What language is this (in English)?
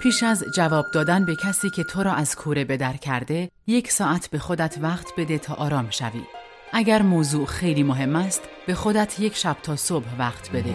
Persian